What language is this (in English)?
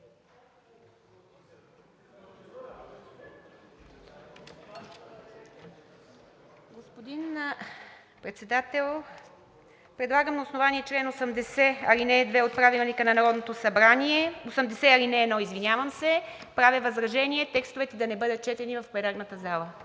Bulgarian